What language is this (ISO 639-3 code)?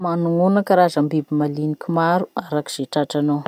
msh